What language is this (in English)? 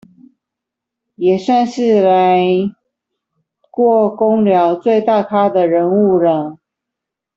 Chinese